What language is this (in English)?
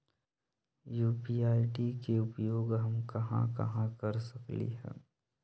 Magahi